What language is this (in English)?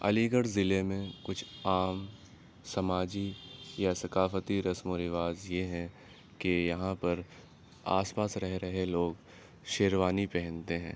Urdu